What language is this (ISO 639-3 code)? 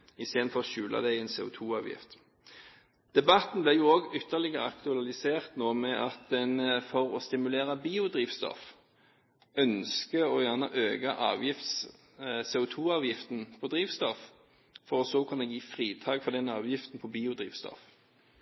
nob